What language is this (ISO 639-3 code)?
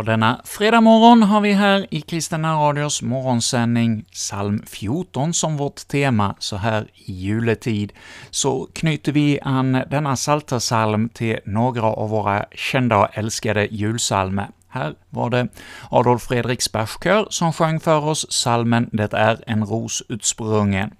swe